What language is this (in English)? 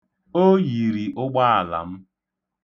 Igbo